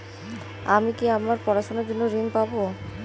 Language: Bangla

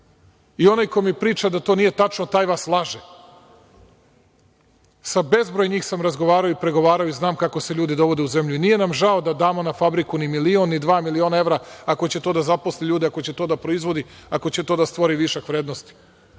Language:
Serbian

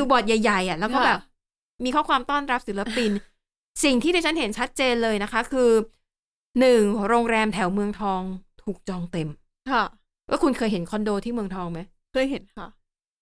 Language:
Thai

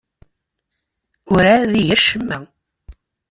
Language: Kabyle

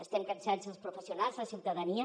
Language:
Catalan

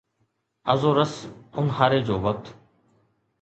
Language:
Sindhi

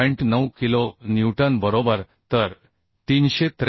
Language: Marathi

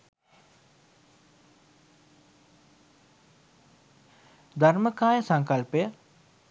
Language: Sinhala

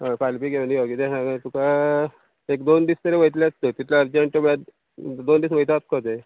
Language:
Konkani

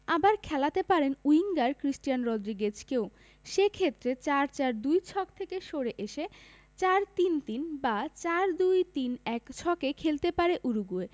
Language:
Bangla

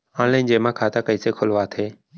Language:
Chhattisgarhi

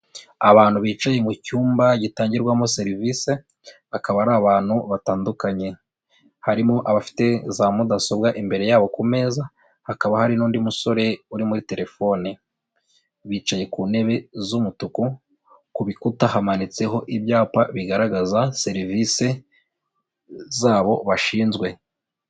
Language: Kinyarwanda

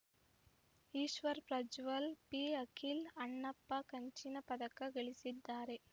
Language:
Kannada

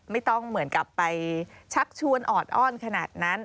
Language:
Thai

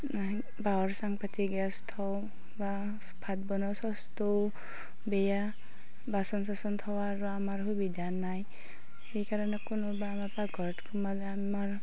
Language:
Assamese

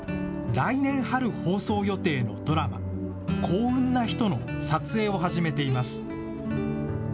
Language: Japanese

